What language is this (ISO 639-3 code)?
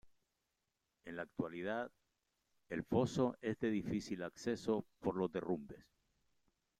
spa